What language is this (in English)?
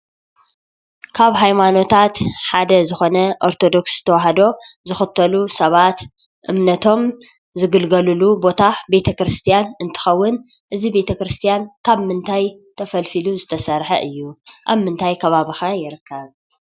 Tigrinya